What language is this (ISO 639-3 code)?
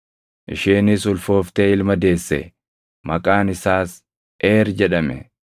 orm